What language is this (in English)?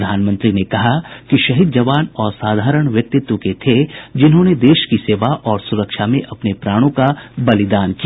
Hindi